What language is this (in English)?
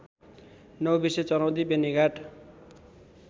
Nepali